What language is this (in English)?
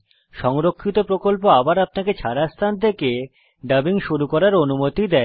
Bangla